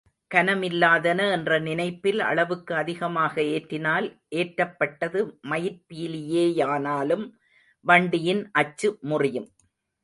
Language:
Tamil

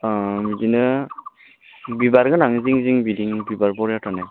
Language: Bodo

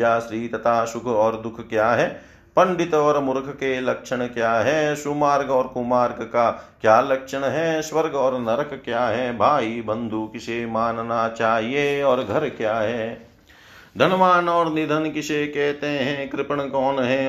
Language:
Hindi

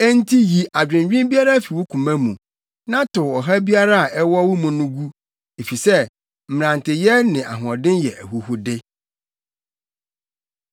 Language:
Akan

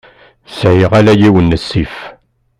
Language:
Kabyle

